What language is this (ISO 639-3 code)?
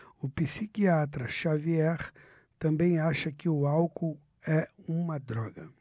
por